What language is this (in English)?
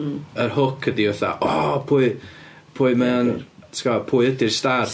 Welsh